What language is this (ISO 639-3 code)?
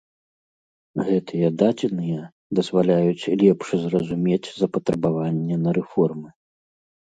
bel